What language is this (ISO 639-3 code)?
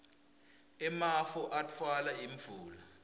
ssw